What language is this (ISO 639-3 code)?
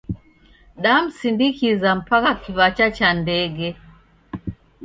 dav